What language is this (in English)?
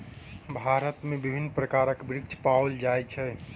Maithili